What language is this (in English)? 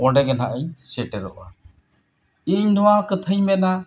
Santali